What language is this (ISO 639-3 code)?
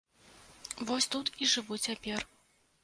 bel